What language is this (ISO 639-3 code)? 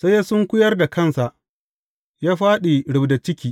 hau